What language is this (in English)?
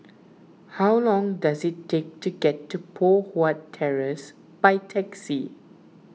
English